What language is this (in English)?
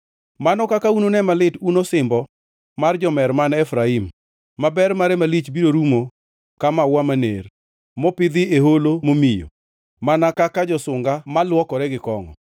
Luo (Kenya and Tanzania)